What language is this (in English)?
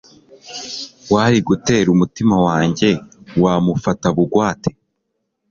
Kinyarwanda